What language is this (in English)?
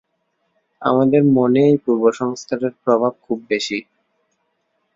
Bangla